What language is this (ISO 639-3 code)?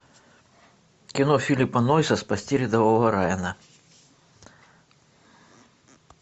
rus